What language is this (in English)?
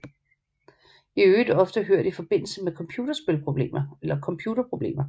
Danish